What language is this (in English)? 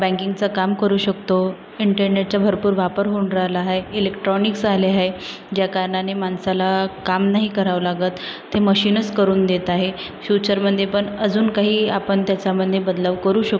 Marathi